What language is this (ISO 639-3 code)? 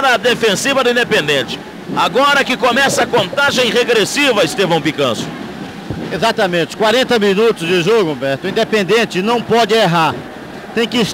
por